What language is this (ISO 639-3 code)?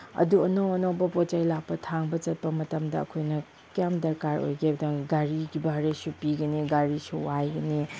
mni